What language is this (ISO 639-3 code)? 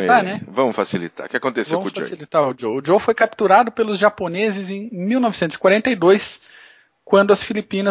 por